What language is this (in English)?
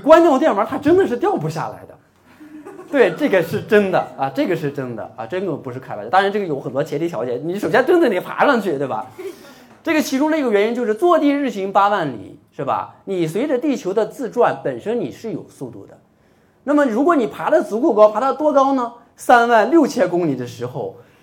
Chinese